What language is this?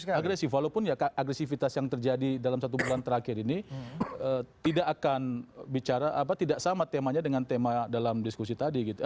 Indonesian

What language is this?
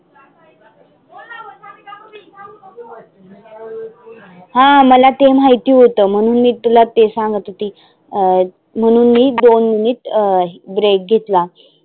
Marathi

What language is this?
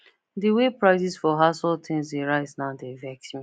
Nigerian Pidgin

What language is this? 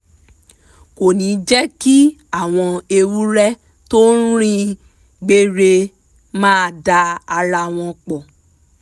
Yoruba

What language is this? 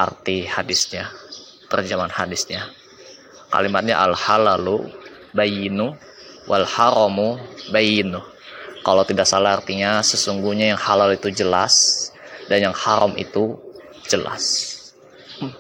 Indonesian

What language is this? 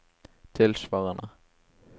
Norwegian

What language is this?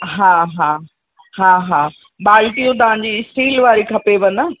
Sindhi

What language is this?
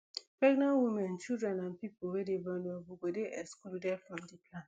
Nigerian Pidgin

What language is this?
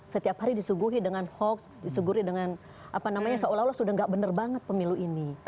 Indonesian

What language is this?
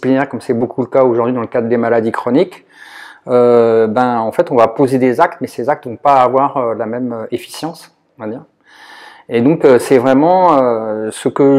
French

